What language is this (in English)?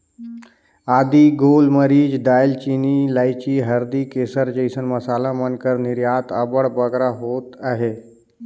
Chhattisgarhi